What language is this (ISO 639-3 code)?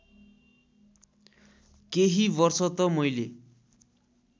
nep